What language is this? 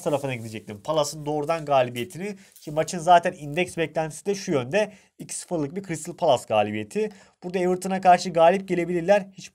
Turkish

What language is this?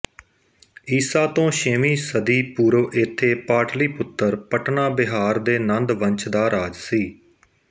Punjabi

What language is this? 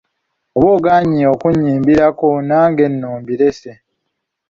Ganda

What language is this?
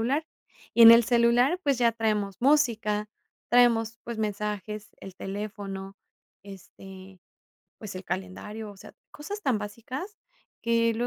Spanish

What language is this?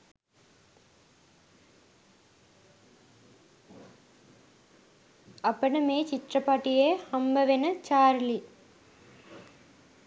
Sinhala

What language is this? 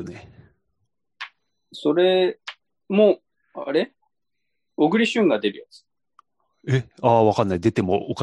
Japanese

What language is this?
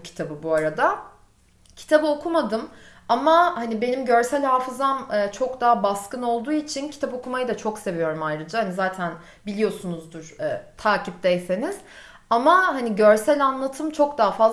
Turkish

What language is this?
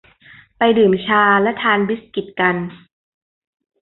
Thai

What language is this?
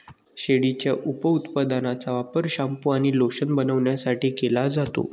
Marathi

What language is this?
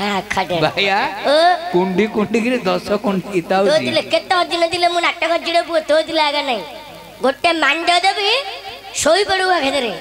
Hindi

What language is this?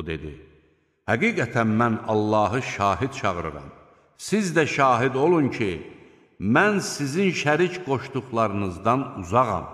Turkish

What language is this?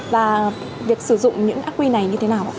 Vietnamese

